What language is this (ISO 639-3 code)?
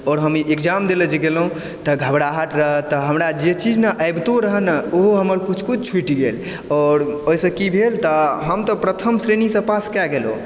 mai